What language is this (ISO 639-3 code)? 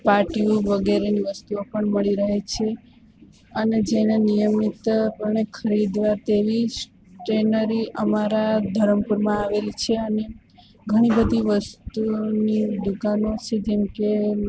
guj